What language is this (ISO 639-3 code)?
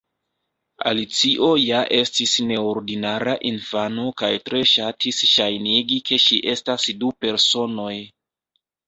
epo